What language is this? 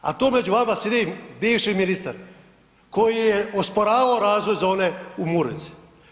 Croatian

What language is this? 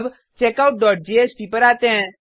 Hindi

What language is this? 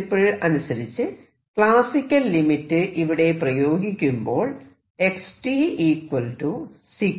Malayalam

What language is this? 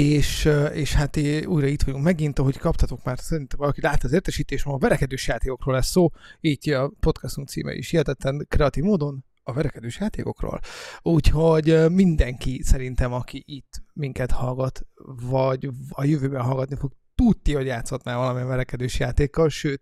Hungarian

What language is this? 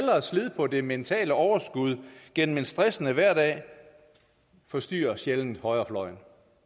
Danish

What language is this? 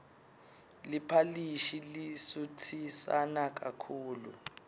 Swati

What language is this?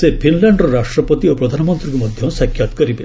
Odia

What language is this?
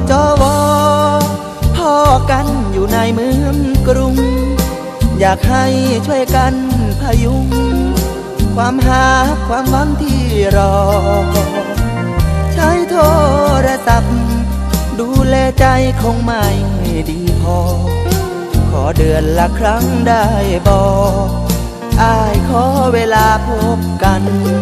Thai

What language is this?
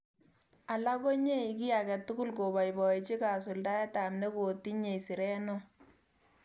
Kalenjin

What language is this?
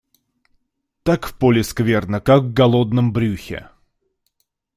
Russian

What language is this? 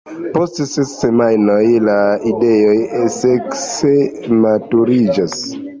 Esperanto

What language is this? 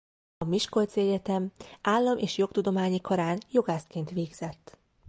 Hungarian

